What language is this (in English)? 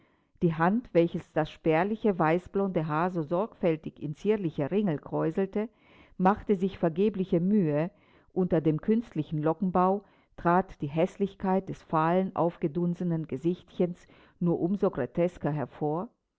German